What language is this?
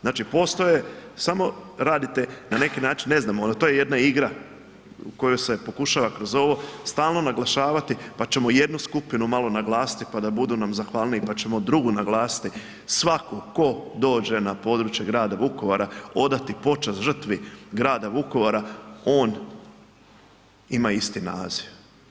Croatian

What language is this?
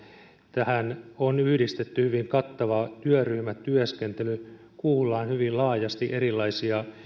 Finnish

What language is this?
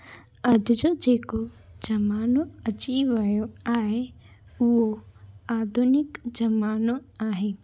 Sindhi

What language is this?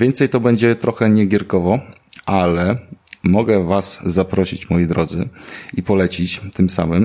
Polish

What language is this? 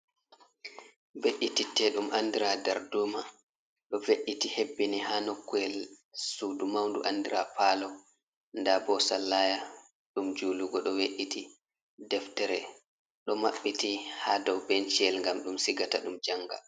Fula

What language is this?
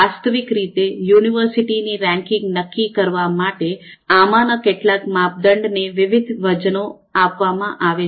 Gujarati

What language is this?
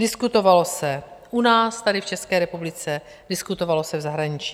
Czech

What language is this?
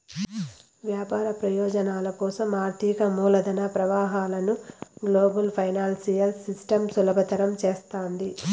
Telugu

